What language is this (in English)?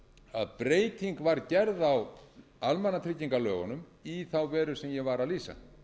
Icelandic